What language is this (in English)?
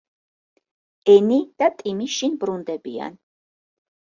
Georgian